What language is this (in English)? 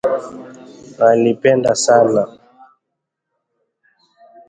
Swahili